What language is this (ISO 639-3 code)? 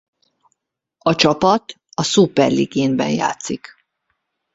hun